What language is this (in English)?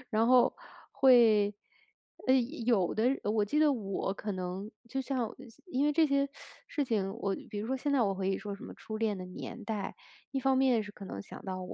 Chinese